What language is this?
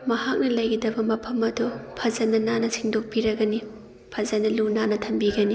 Manipuri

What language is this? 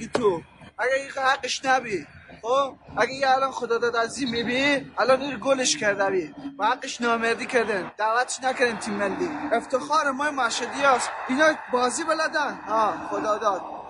Persian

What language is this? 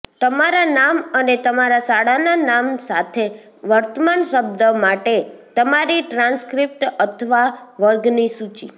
Gujarati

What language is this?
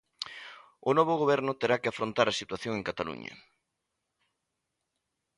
Galician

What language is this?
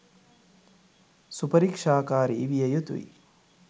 Sinhala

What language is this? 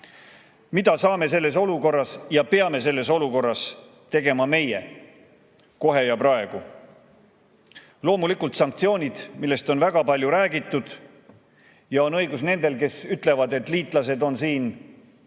Estonian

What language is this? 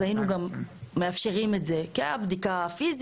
Hebrew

